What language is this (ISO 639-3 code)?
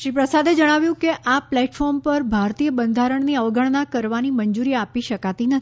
guj